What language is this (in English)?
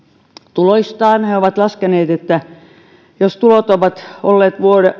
Finnish